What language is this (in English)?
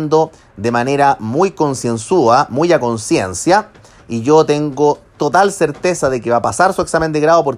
Spanish